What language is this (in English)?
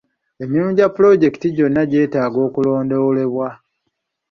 Ganda